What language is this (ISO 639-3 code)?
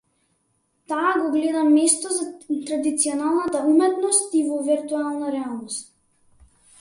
mkd